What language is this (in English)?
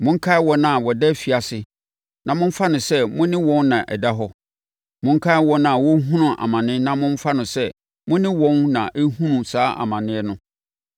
Akan